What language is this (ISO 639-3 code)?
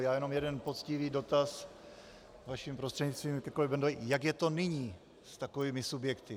ces